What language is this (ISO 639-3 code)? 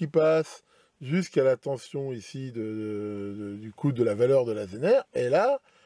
fra